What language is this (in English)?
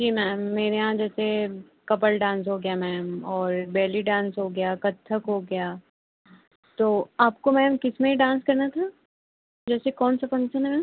Hindi